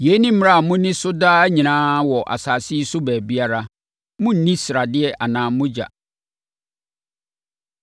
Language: Akan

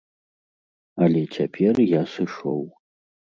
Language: Belarusian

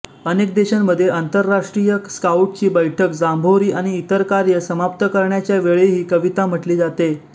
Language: Marathi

